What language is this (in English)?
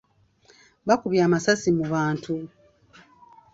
Ganda